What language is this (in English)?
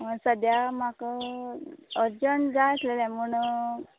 Konkani